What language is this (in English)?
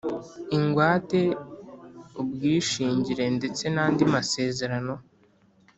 Kinyarwanda